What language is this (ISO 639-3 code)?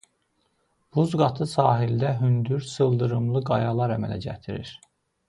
aze